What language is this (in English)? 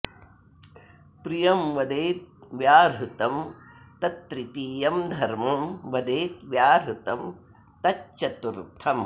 Sanskrit